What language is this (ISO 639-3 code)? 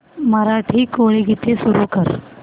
mar